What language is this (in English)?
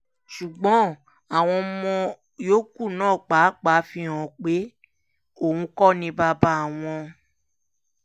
Yoruba